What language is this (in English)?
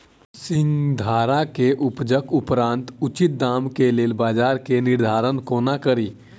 Maithili